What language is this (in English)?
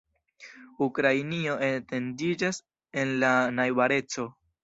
Esperanto